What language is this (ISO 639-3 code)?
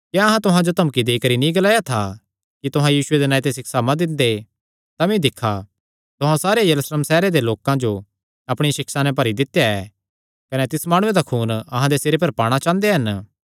xnr